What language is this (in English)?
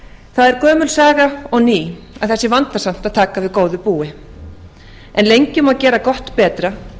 Icelandic